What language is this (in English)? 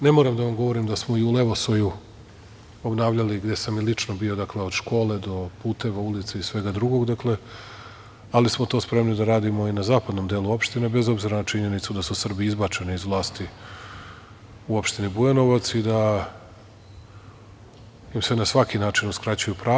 Serbian